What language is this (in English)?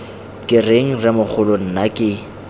Tswana